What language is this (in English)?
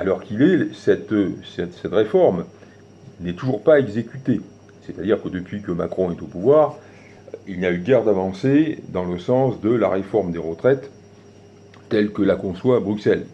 French